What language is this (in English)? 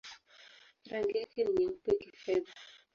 Swahili